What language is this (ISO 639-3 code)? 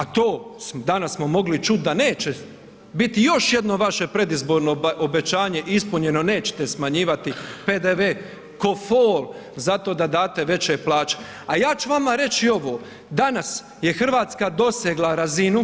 hrv